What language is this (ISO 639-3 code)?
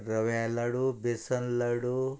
kok